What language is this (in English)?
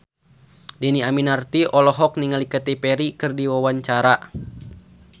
Sundanese